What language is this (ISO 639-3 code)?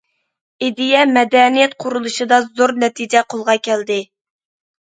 uig